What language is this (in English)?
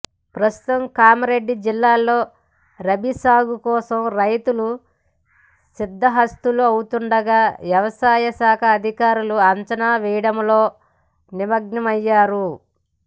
Telugu